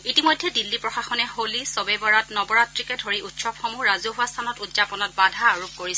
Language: Assamese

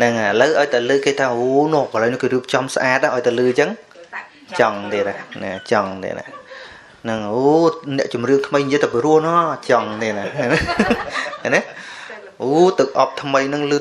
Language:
Thai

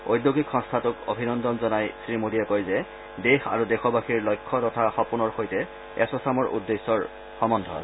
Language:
Assamese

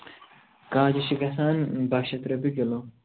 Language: Kashmiri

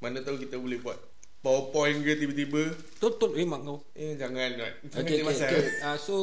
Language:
Malay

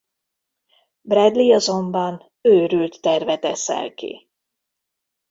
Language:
Hungarian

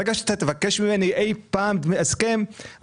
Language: Hebrew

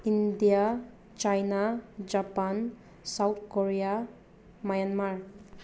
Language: Manipuri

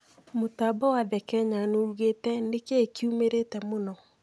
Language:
Kikuyu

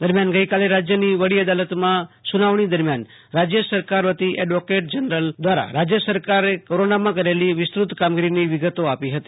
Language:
Gujarati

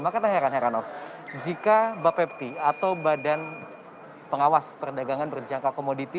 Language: Indonesian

